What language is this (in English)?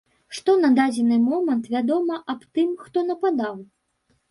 Belarusian